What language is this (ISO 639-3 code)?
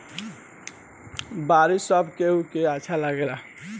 bho